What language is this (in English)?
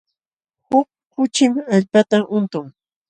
Jauja Wanca Quechua